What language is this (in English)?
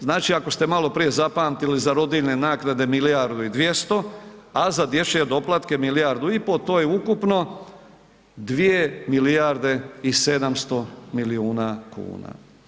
Croatian